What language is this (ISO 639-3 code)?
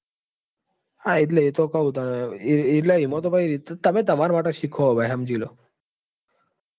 guj